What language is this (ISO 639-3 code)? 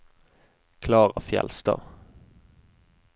nor